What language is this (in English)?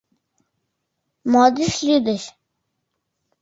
Mari